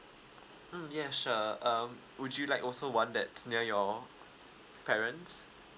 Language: English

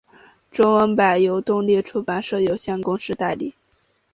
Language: Chinese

